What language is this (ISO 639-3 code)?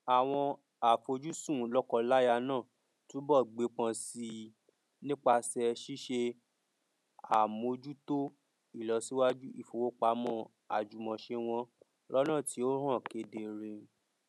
yor